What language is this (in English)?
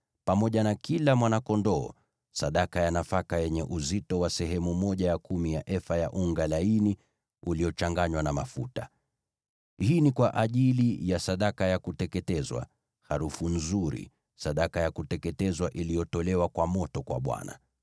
Swahili